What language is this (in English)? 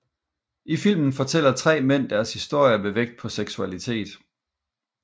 Danish